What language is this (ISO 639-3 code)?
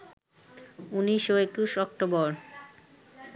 ben